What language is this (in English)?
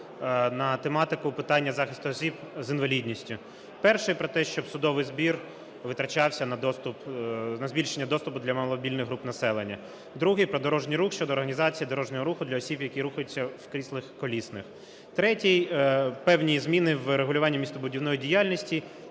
Ukrainian